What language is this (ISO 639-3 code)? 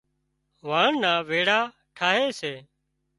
kxp